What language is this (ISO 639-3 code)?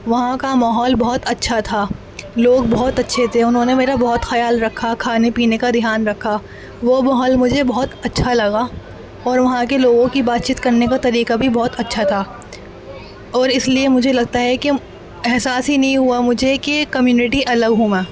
urd